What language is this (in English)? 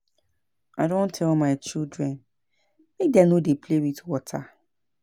Nigerian Pidgin